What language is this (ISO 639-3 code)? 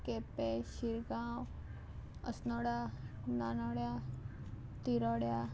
kok